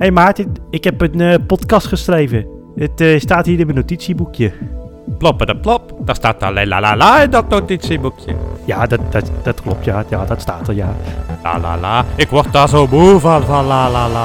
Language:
Dutch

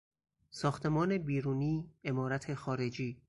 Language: Persian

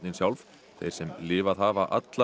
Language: Icelandic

